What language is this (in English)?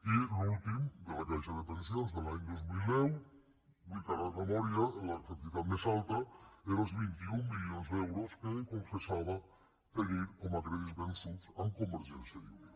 Catalan